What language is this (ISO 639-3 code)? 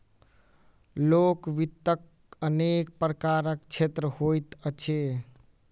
mai